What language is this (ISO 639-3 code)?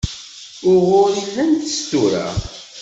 kab